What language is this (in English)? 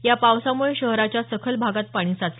Marathi